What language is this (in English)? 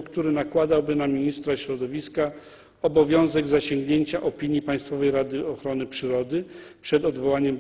Polish